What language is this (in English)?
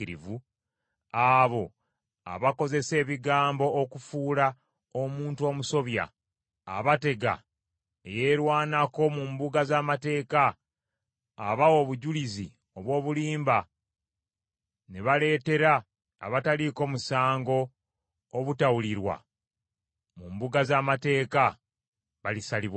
Ganda